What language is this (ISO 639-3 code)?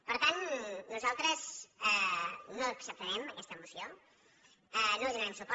cat